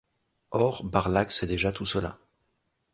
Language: French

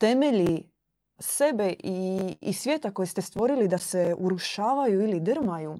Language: Croatian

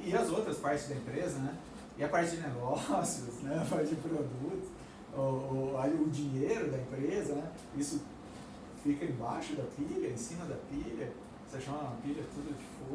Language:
Portuguese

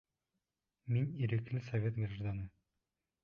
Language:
Bashkir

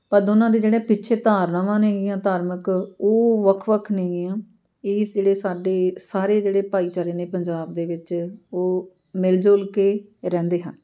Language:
Punjabi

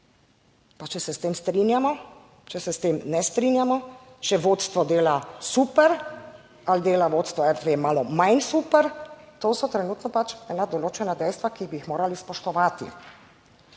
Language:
Slovenian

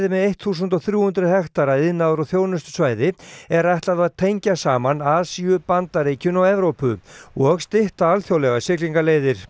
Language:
Icelandic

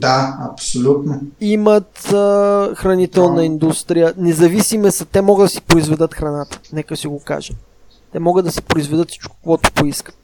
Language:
Bulgarian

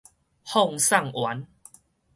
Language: Min Nan Chinese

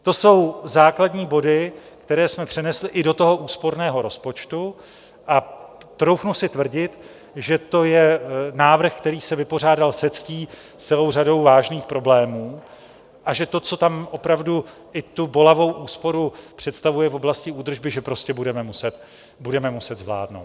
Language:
Czech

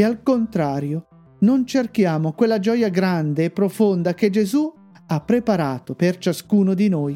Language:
Italian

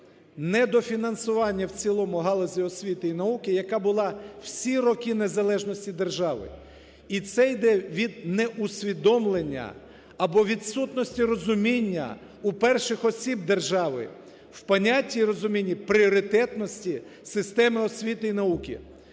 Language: Ukrainian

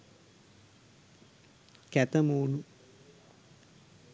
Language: Sinhala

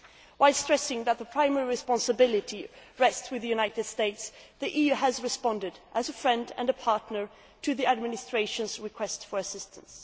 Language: English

